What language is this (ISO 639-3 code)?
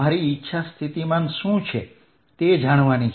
guj